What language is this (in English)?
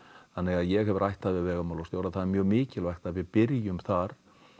Icelandic